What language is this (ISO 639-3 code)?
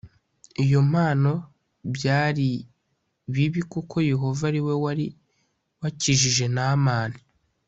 kin